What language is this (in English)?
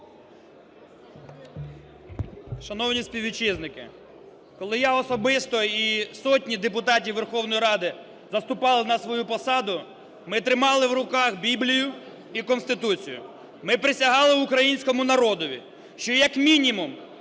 Ukrainian